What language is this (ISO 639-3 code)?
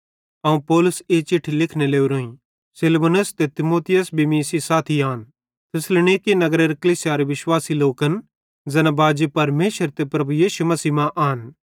bhd